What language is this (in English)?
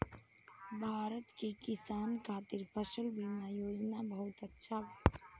Bhojpuri